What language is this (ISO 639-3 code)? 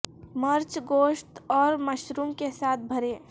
urd